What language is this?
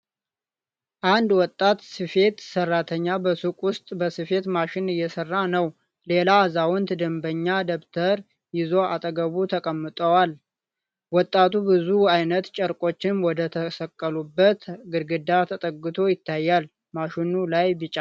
Amharic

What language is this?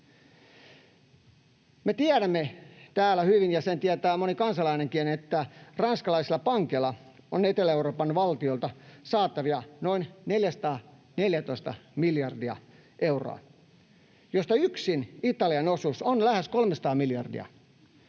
Finnish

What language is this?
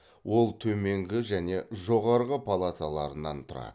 Kazakh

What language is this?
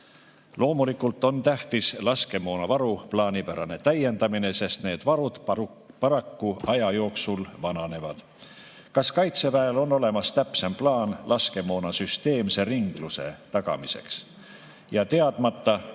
Estonian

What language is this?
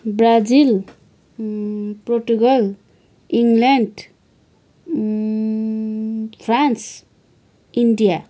Nepali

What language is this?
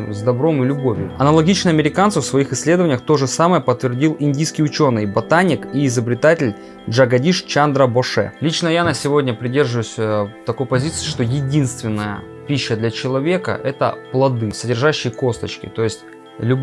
Russian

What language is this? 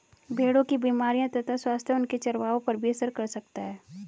Hindi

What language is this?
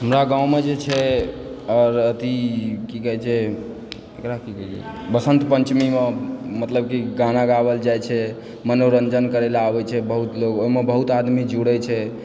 Maithili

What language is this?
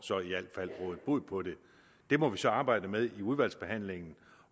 Danish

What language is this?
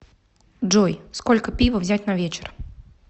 Russian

